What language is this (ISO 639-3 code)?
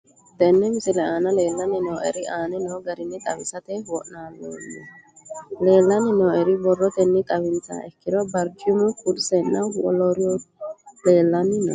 sid